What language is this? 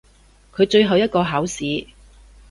Cantonese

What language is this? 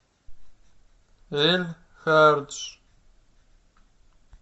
Russian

